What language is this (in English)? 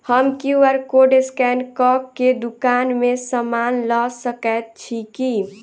Maithili